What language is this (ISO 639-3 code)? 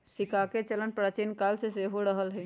mag